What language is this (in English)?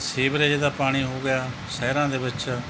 Punjabi